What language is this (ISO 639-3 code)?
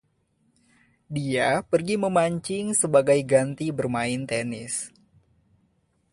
ind